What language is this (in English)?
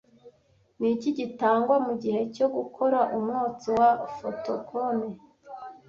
Kinyarwanda